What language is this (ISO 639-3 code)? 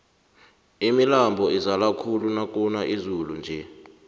nbl